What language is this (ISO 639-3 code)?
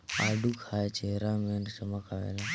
bho